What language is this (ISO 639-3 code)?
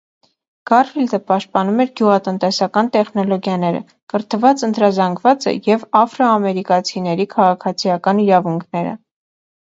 hye